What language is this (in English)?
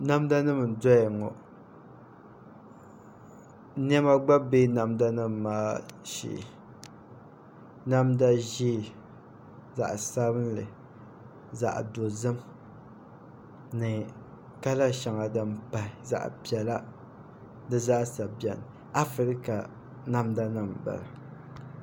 Dagbani